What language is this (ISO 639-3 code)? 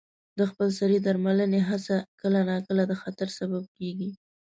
pus